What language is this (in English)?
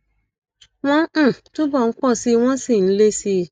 Yoruba